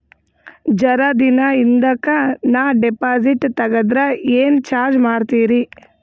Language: Kannada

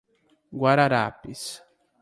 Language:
Portuguese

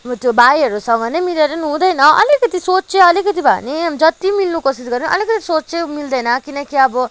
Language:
Nepali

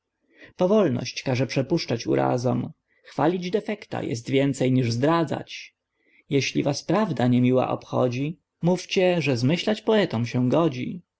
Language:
Polish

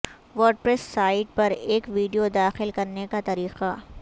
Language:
Urdu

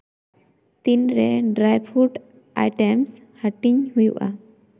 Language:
Santali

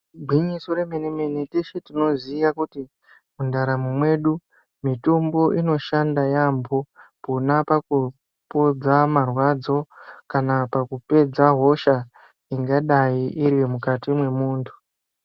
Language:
Ndau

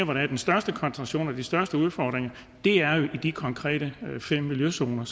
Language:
Danish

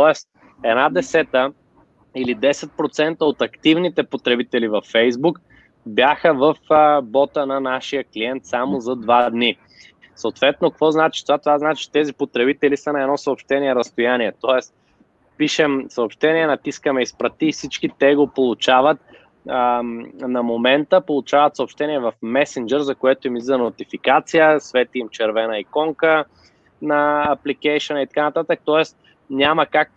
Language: Bulgarian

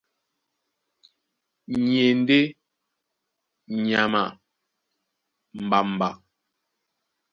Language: Duala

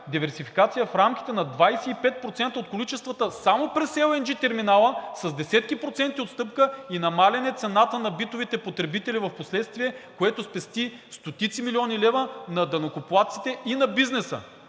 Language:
Bulgarian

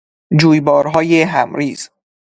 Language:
Persian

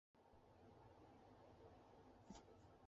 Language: Chinese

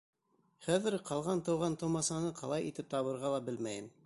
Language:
Bashkir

